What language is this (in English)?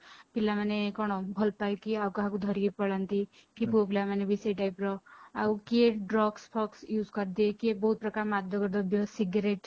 Odia